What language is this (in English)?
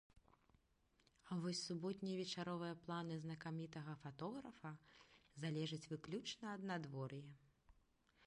Belarusian